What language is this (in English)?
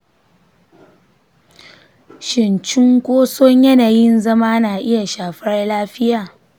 Hausa